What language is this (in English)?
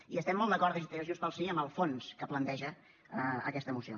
Catalan